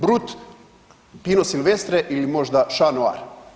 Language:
Croatian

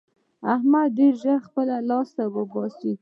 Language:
Pashto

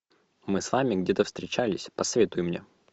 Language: Russian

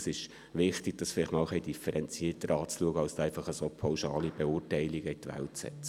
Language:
Swiss German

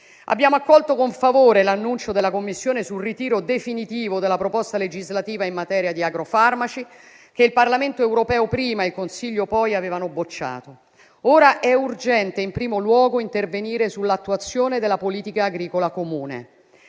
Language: Italian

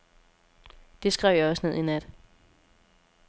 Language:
Danish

